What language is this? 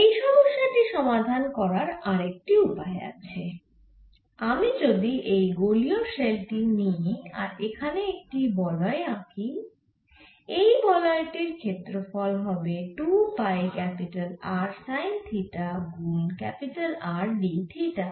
Bangla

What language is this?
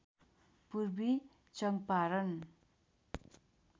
Nepali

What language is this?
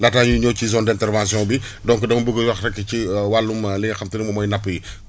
Wolof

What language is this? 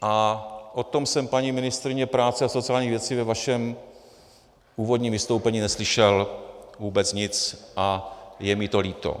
Czech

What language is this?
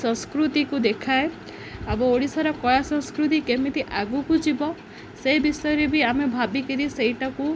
Odia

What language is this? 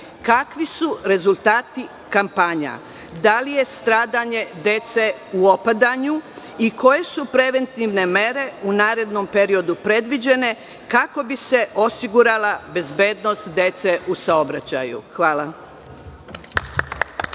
Serbian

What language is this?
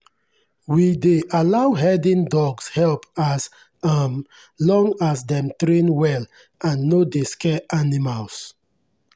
Nigerian Pidgin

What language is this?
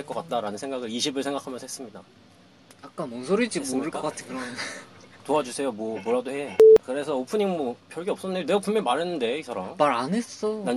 Korean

